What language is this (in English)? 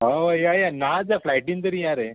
Konkani